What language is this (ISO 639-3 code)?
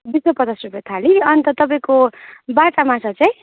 nep